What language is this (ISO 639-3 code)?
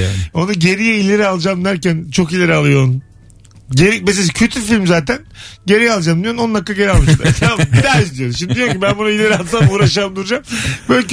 tur